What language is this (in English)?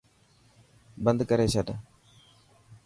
Dhatki